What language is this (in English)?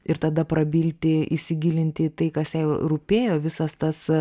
Lithuanian